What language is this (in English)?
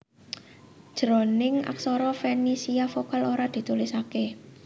Javanese